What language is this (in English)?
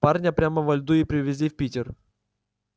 Russian